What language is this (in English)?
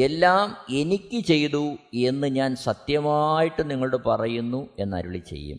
Malayalam